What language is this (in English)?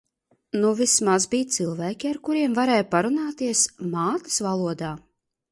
Latvian